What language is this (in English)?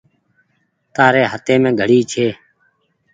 Goaria